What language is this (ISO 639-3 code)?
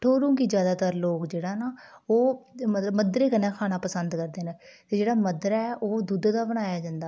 doi